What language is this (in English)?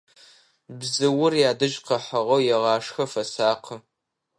Adyghe